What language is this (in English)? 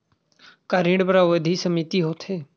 Chhattisgarhi